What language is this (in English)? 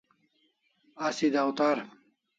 Kalasha